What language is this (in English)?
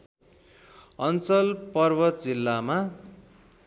Nepali